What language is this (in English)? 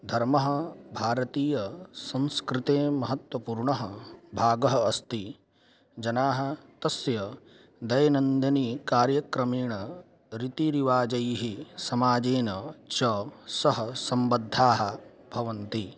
Sanskrit